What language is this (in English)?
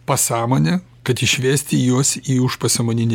Lithuanian